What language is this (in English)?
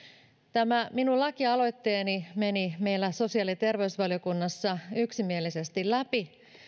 Finnish